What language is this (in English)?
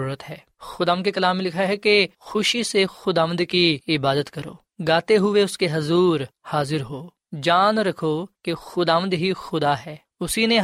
Urdu